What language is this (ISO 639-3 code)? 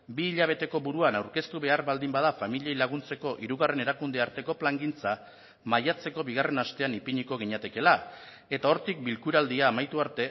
eus